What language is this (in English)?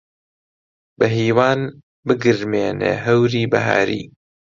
Central Kurdish